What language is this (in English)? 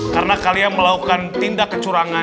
Indonesian